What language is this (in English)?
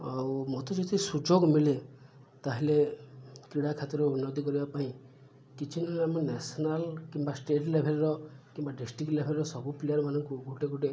Odia